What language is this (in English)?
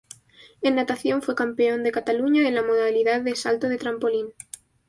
Spanish